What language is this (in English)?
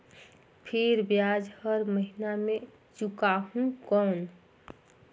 Chhattisgarhi